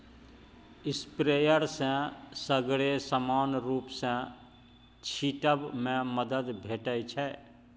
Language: Maithili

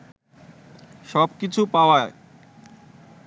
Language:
Bangla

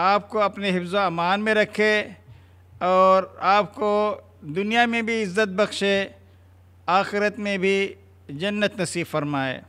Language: Hindi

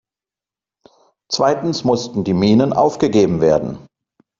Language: German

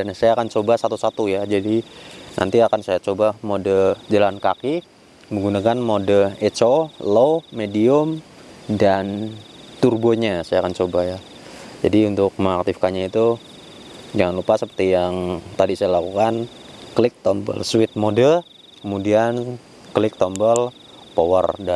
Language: Indonesian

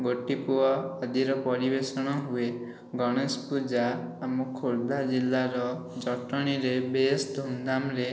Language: Odia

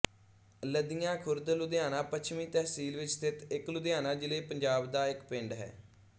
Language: Punjabi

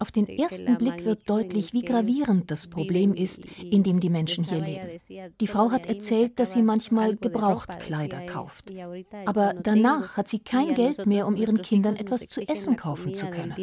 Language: German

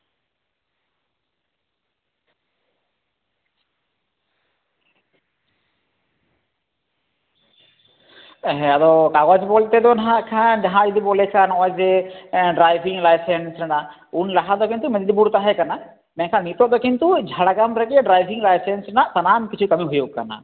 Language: Santali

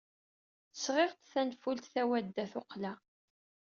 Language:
Kabyle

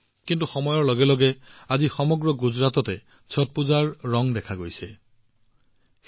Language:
Assamese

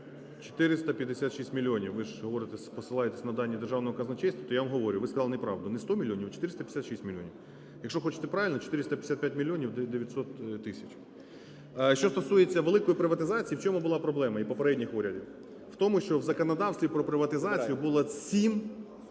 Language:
Ukrainian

